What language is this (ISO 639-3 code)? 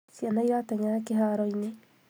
kik